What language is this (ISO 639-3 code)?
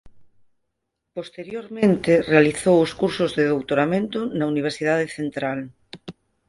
glg